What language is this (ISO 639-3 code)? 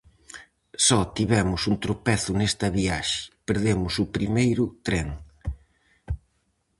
glg